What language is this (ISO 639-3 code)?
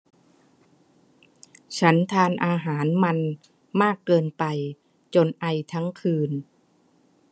tha